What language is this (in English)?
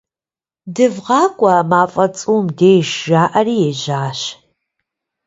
Kabardian